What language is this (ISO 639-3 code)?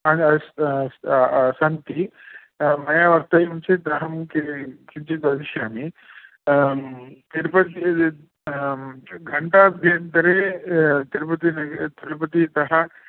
san